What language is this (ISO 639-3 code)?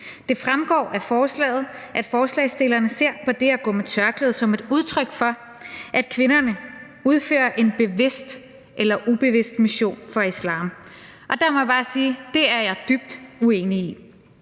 dan